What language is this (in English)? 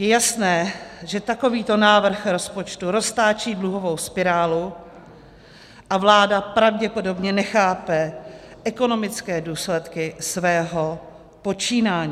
Czech